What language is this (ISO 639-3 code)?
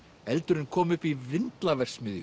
isl